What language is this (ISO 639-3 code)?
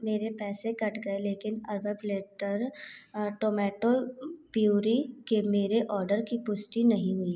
hin